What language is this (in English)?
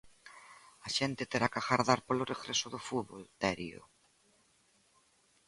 Galician